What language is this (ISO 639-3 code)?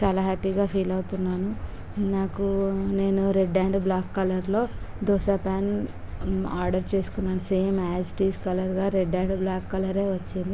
tel